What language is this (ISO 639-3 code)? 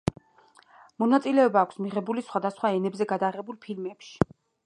kat